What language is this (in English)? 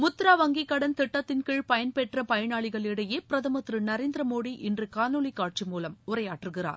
Tamil